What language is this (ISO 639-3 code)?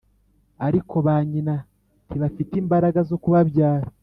kin